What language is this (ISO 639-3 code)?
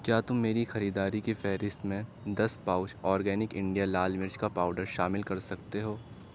urd